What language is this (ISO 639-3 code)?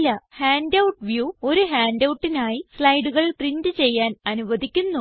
mal